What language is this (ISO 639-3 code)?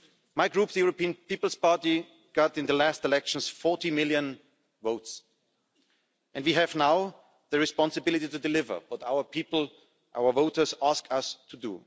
eng